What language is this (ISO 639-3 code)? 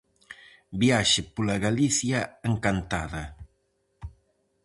glg